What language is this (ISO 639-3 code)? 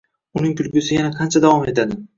uzb